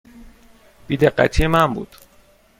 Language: Persian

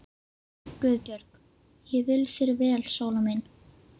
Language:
Icelandic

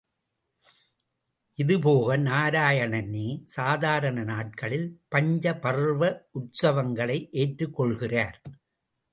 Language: Tamil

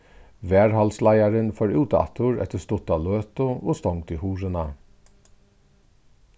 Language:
Faroese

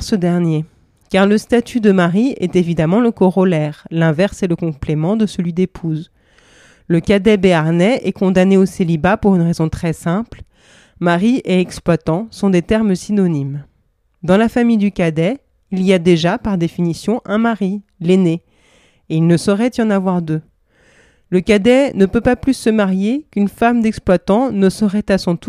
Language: French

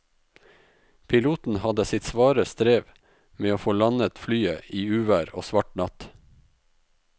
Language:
Norwegian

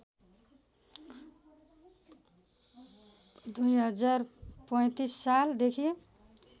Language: Nepali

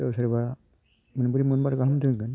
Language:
Bodo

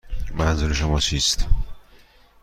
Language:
Persian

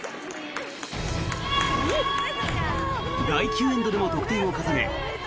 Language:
Japanese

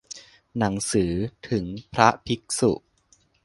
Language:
Thai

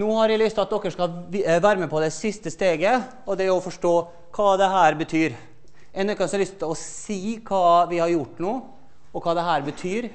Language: Norwegian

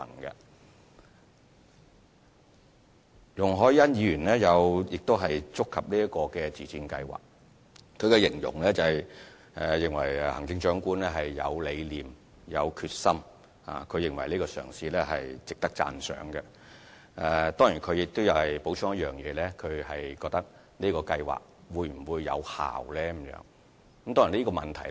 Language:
Cantonese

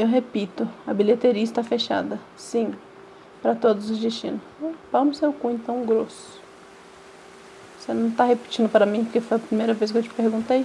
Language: Portuguese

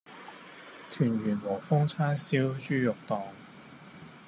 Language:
Cantonese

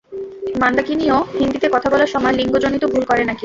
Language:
Bangla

